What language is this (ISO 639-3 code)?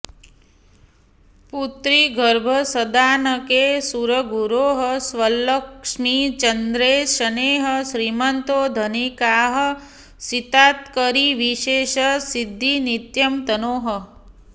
san